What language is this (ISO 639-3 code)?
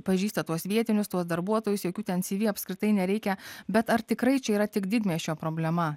lit